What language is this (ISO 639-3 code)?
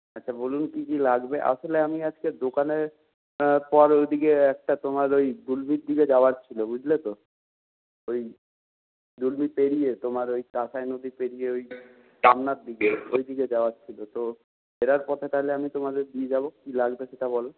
ben